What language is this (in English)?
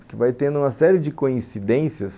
Portuguese